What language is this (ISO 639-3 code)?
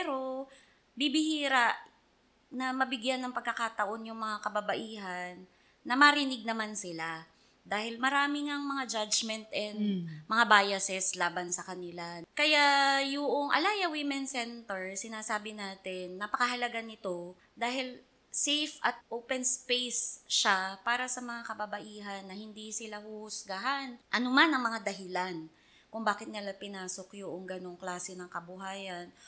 fil